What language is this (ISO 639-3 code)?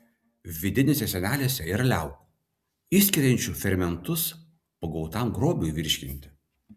lit